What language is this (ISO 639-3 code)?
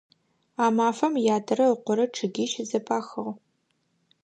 ady